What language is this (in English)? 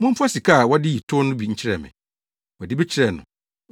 Akan